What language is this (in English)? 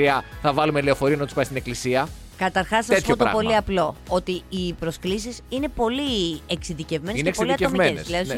Greek